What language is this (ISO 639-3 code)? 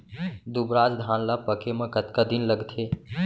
hne